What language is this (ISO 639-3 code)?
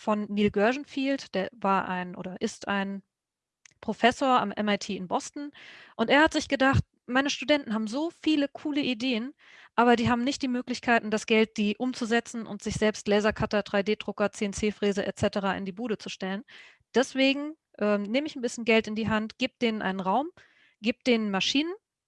deu